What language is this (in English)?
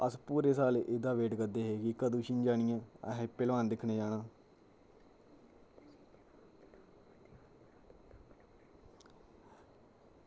Dogri